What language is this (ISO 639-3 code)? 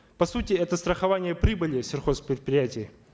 kaz